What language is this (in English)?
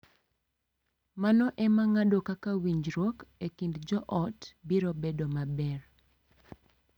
Luo (Kenya and Tanzania)